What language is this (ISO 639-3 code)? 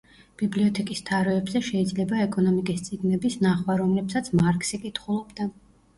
kat